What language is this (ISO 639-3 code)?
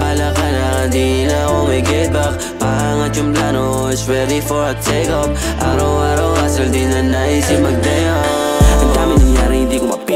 ara